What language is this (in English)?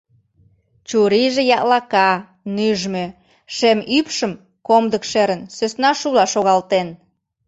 Mari